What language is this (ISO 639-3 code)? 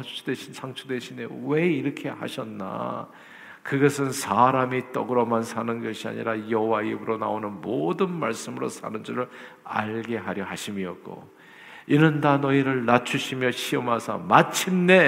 kor